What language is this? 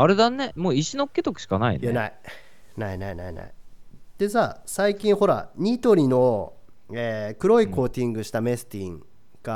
Japanese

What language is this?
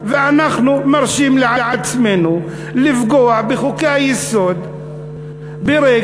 Hebrew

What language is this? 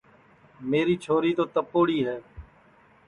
Sansi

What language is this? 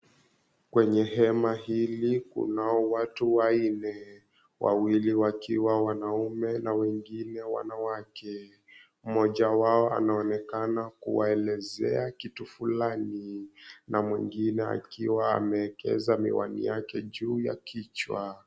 Swahili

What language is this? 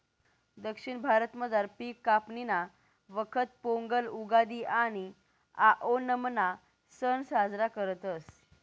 Marathi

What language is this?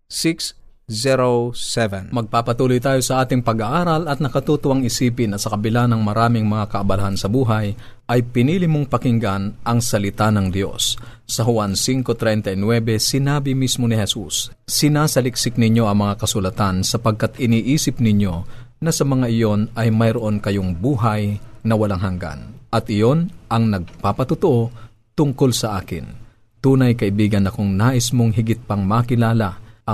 Filipino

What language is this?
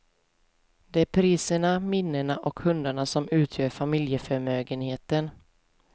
Swedish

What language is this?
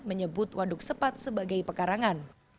Indonesian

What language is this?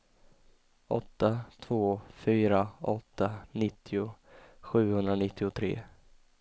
Swedish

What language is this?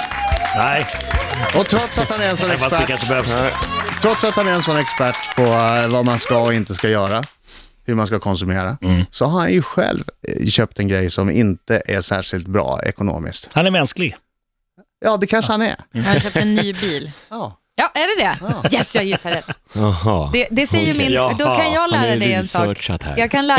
Swedish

